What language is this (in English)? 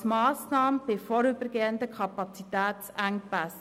Swiss German